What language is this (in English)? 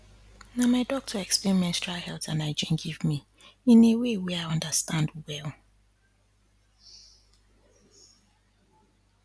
Nigerian Pidgin